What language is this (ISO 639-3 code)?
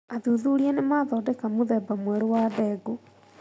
kik